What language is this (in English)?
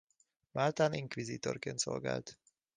Hungarian